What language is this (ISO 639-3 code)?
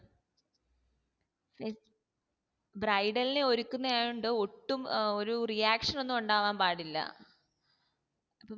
mal